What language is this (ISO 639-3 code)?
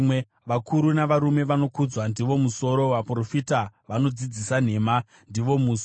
sna